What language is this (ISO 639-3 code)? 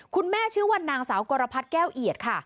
tha